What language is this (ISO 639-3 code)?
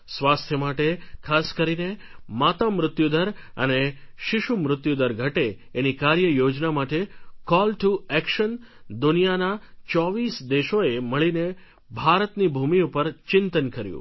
guj